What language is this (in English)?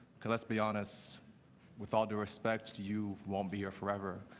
English